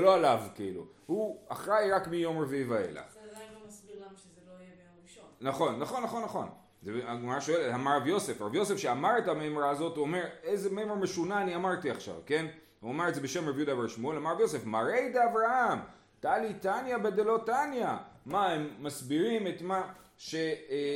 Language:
Hebrew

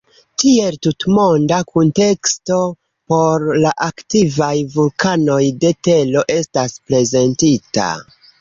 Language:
Esperanto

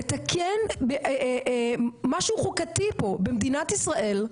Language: Hebrew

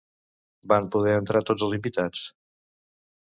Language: Catalan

